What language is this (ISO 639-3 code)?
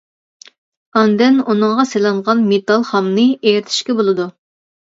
uig